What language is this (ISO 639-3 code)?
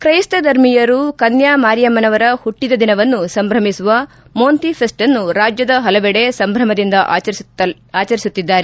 kan